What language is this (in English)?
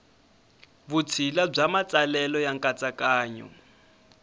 Tsonga